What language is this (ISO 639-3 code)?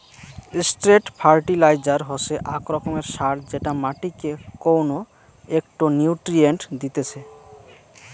ben